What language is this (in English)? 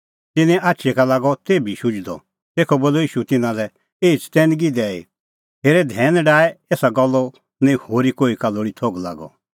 Kullu Pahari